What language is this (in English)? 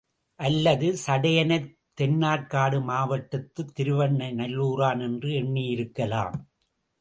Tamil